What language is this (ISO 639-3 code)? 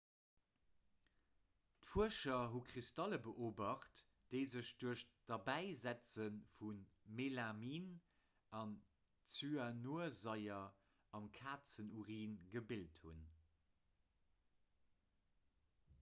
ltz